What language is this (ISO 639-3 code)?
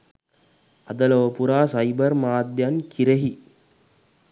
sin